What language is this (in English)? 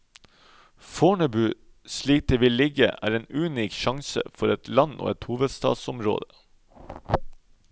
Norwegian